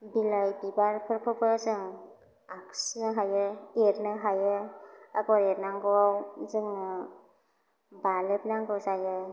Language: Bodo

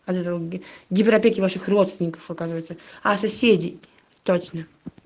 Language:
Russian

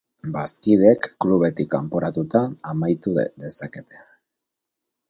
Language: Basque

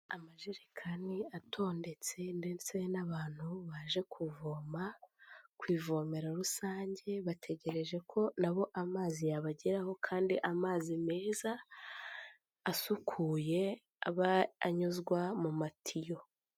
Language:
Kinyarwanda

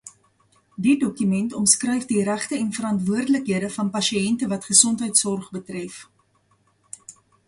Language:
Afrikaans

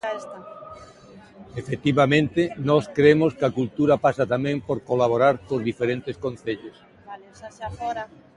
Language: Galician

